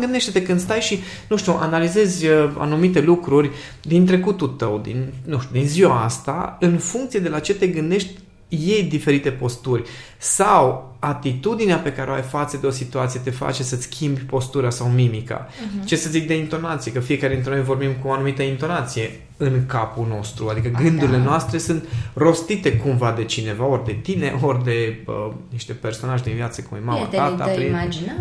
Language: Romanian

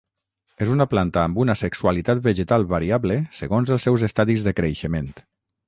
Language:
Catalan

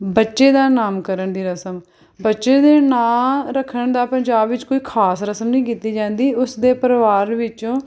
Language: Punjabi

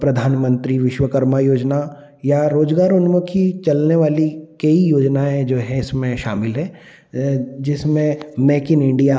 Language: Hindi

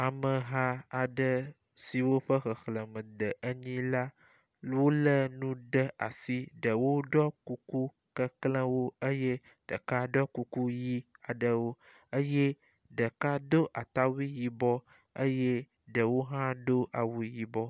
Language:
Ewe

